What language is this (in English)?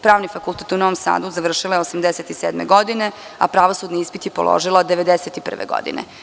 Serbian